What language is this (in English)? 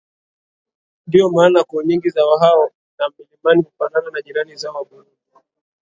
Swahili